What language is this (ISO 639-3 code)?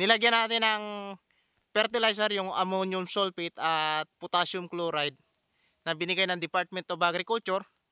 fil